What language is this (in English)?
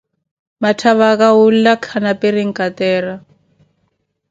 Koti